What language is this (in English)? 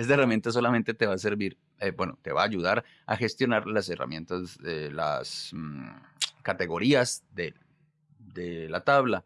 Spanish